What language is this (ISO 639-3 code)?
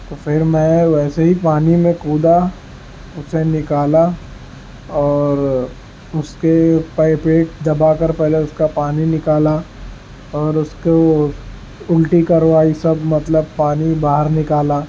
urd